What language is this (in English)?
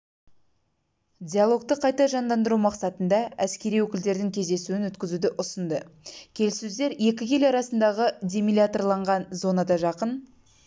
Kazakh